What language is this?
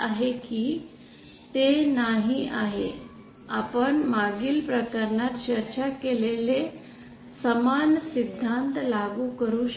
Marathi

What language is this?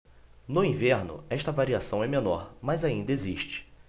Portuguese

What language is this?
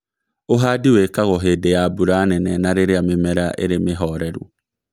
Kikuyu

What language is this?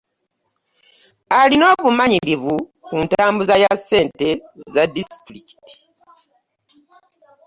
Ganda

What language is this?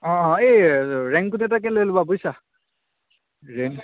Assamese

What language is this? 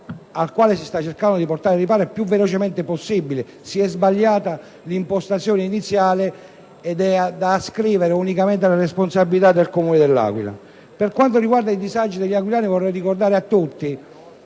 Italian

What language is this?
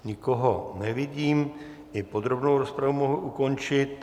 Czech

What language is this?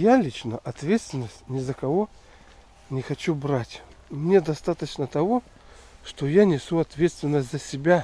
Russian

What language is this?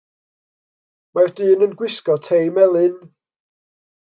Welsh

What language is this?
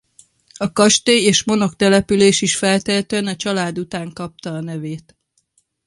Hungarian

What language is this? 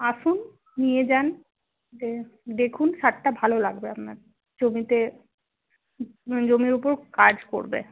Bangla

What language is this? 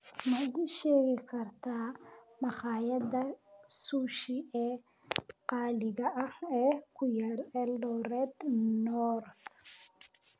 Somali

